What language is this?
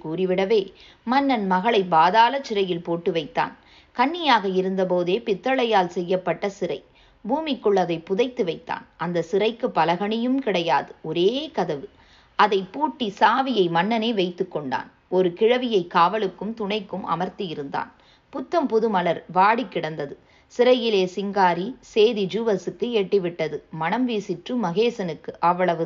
Tamil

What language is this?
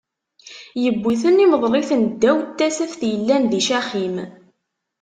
Kabyle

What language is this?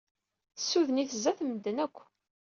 Kabyle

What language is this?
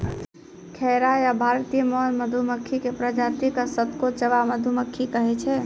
Maithili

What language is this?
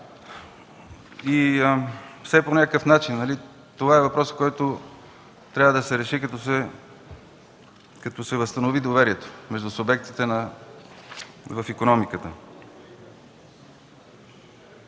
Bulgarian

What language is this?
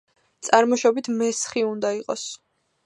Georgian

